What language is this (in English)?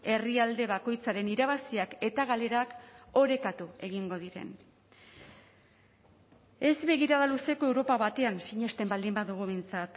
Basque